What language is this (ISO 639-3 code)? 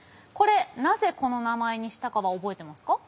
jpn